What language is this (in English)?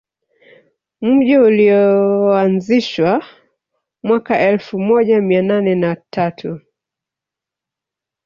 Swahili